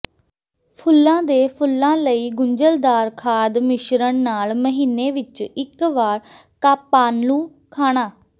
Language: Punjabi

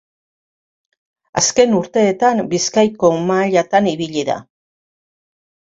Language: Basque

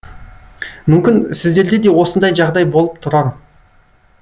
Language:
Kazakh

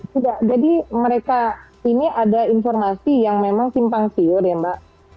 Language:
Indonesian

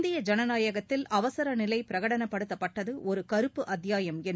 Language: Tamil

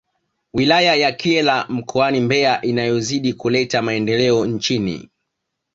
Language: Swahili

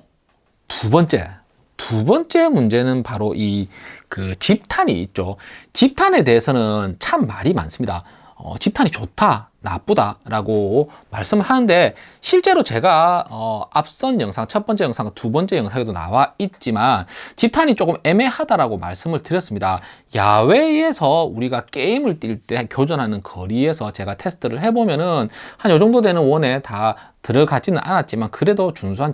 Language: Korean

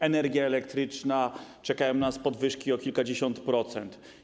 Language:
Polish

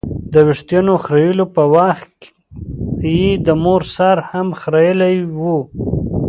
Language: Pashto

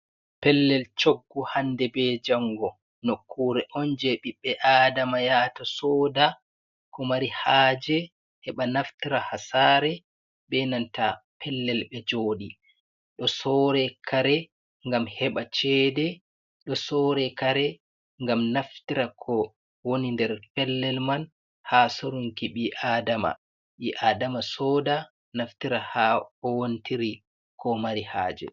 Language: Fula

